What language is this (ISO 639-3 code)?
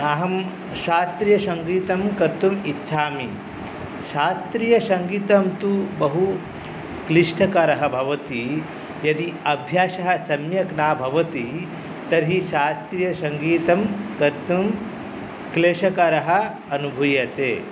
san